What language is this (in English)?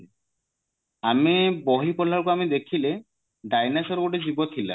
Odia